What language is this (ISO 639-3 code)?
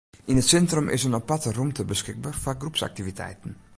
fry